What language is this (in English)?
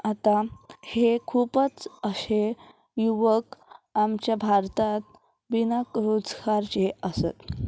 Konkani